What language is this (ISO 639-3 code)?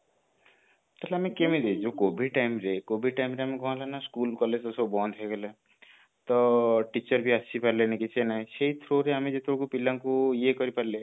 ori